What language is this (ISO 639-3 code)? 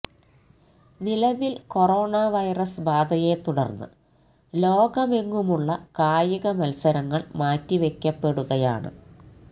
mal